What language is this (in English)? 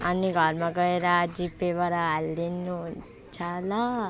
Nepali